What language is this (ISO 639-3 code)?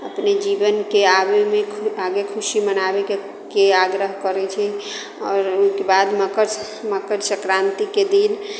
mai